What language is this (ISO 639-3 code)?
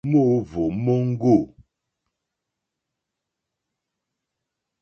bri